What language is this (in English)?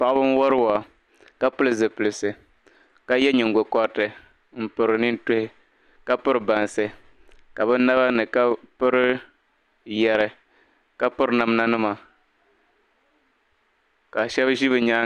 Dagbani